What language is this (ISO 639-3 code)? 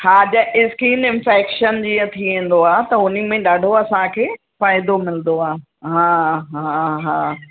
snd